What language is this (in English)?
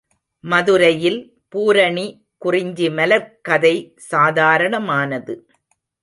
Tamil